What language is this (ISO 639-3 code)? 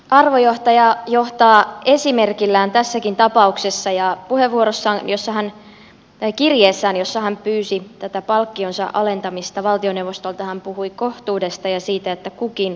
fin